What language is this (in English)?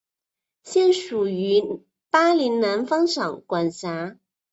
Chinese